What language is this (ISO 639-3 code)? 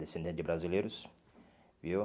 por